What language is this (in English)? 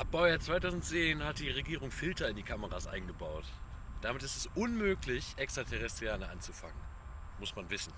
German